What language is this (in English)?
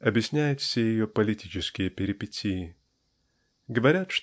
Russian